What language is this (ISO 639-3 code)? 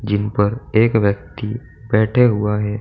hin